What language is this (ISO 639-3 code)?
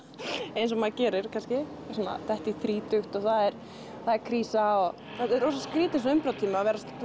isl